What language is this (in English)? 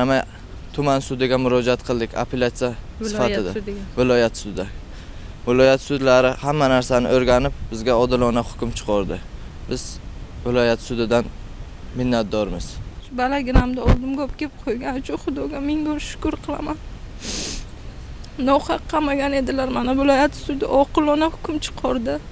Turkish